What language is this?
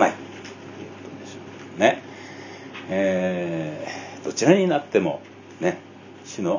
Japanese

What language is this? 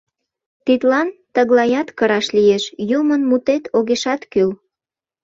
Mari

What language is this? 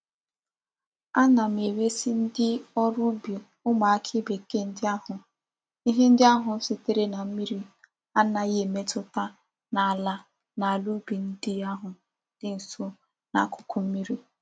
Igbo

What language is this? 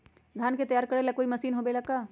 Magahi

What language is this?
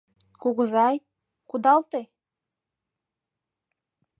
Mari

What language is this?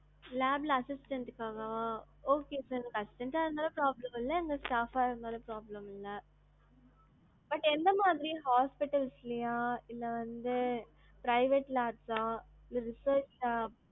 Tamil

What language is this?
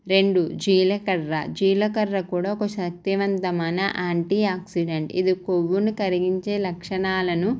Telugu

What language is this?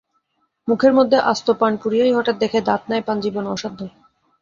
Bangla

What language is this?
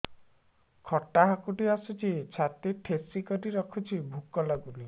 Odia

